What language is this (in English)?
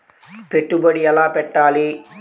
Telugu